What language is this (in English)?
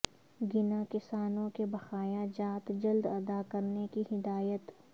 Urdu